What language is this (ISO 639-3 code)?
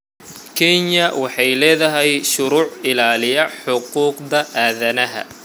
som